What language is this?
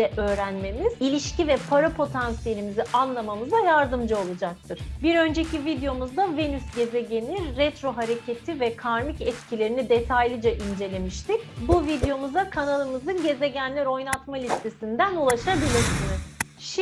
Turkish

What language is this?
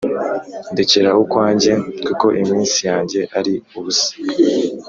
Kinyarwanda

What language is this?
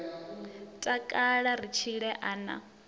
Venda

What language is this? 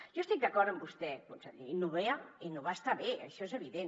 Catalan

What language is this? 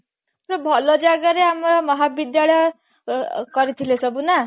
Odia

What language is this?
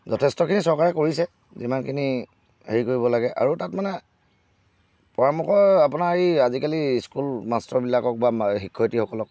Assamese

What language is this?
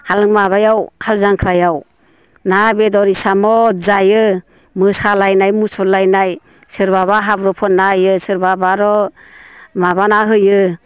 Bodo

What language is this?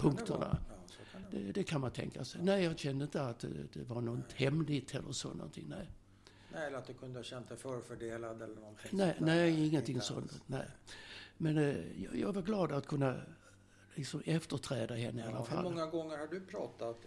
Swedish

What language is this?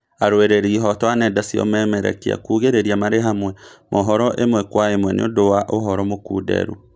Kikuyu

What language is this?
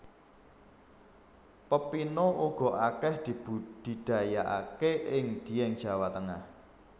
Javanese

